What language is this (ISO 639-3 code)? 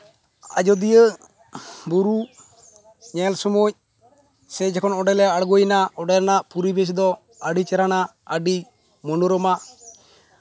sat